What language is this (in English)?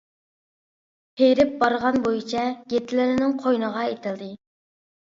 Uyghur